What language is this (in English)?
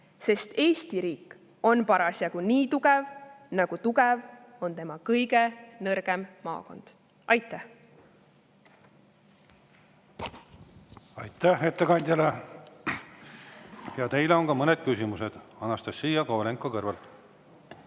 Estonian